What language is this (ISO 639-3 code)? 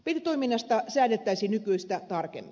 fin